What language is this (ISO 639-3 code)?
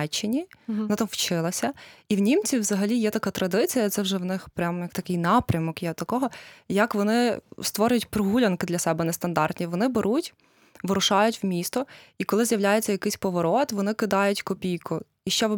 ukr